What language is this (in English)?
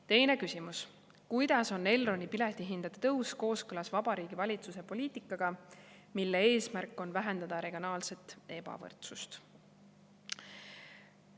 Estonian